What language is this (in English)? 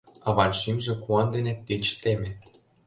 Mari